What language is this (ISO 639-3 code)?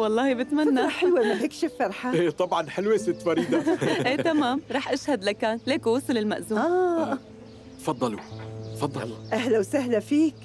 ara